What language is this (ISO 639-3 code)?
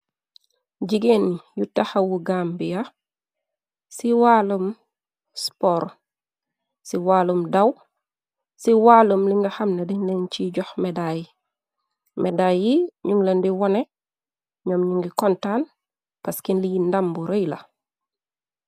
wol